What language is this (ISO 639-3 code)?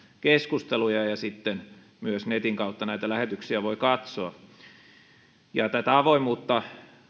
fin